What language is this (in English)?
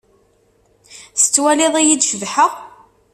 Kabyle